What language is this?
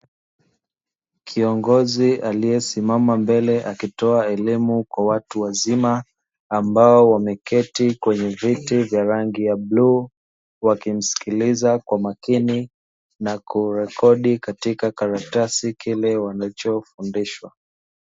Swahili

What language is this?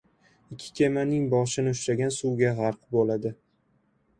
Uzbek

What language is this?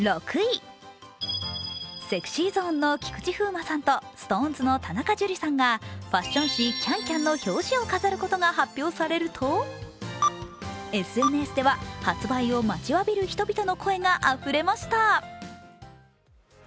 Japanese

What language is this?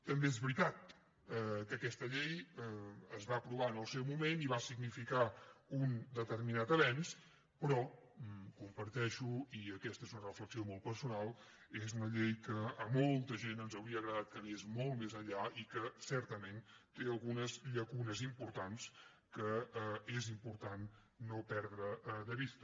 Catalan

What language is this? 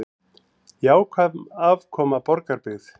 Icelandic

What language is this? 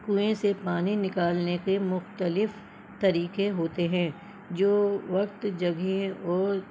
Urdu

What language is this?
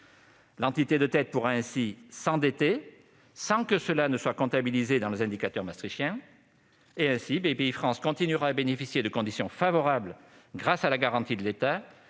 French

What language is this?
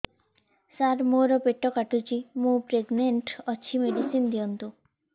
Odia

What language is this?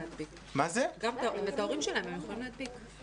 Hebrew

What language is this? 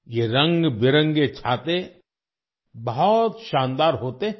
Hindi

